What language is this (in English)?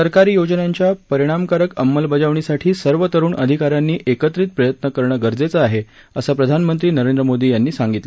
Marathi